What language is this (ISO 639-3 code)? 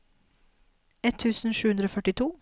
nor